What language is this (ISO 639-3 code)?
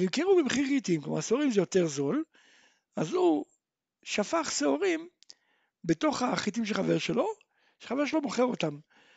heb